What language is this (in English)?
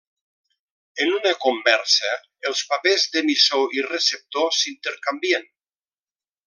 Catalan